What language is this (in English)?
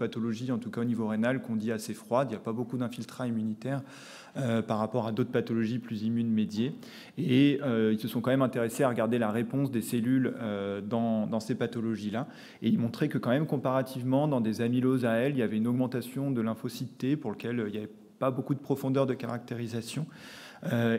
French